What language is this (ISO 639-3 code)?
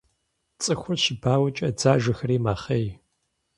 kbd